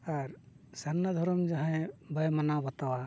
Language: Santali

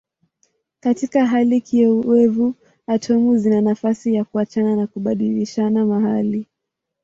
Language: Swahili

